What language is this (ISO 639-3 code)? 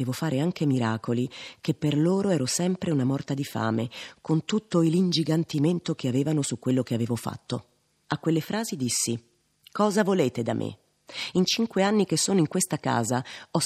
ita